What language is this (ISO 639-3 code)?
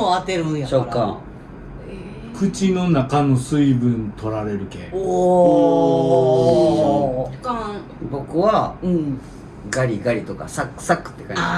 jpn